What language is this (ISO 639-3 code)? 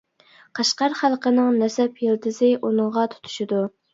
uig